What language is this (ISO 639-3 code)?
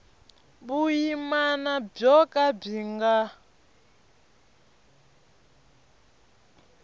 tso